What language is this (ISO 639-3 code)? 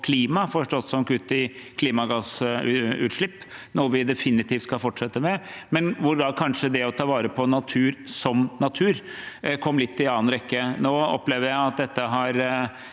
nor